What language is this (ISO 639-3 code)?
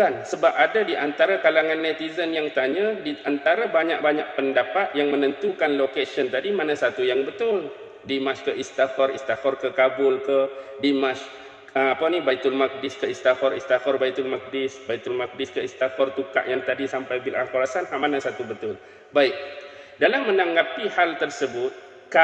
msa